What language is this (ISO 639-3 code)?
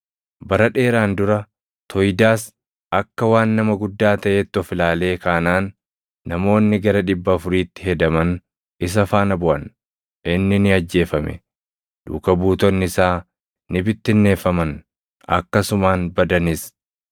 orm